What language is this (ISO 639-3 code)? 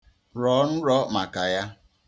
ibo